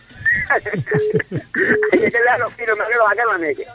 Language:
Serer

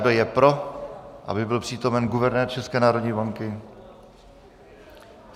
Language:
Czech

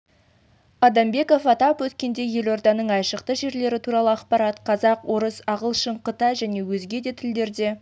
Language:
Kazakh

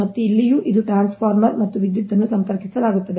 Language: Kannada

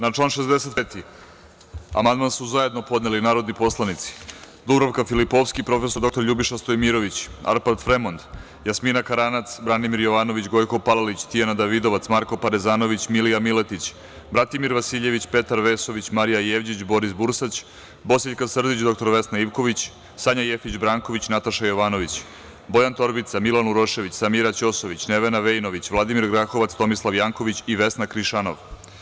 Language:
Serbian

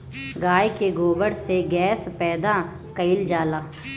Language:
Bhojpuri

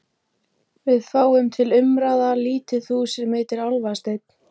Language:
Icelandic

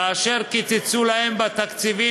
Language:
Hebrew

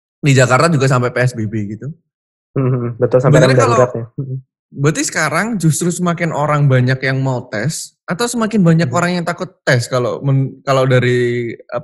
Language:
Indonesian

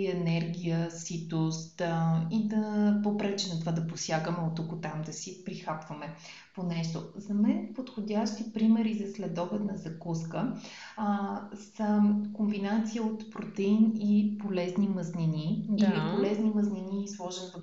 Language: Bulgarian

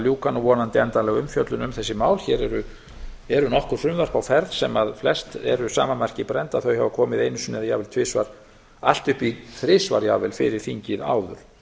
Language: Icelandic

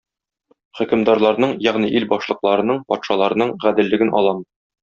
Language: Tatar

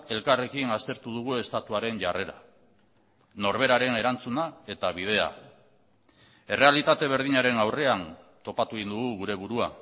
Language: Basque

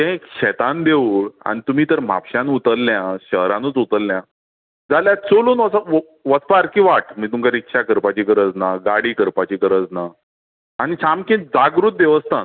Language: Konkani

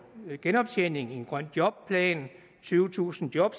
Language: Danish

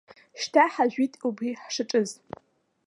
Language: Abkhazian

